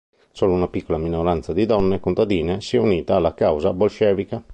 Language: Italian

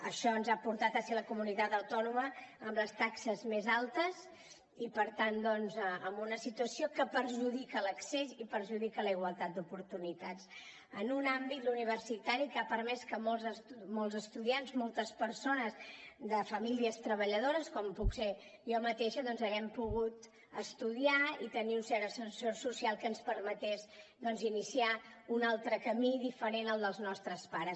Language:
Catalan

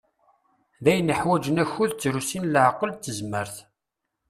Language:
Kabyle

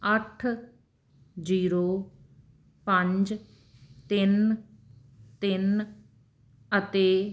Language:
Punjabi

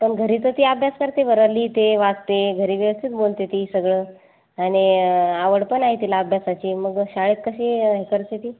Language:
Marathi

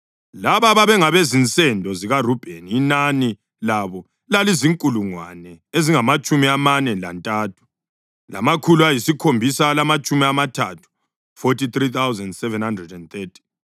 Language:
North Ndebele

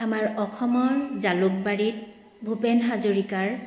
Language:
Assamese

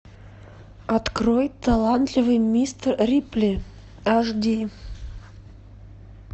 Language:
Russian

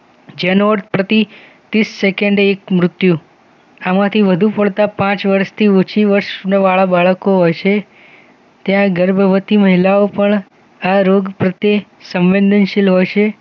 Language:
Gujarati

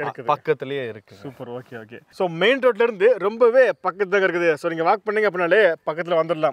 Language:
Tamil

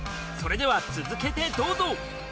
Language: Japanese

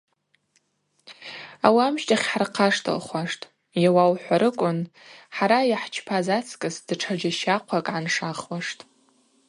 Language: Abaza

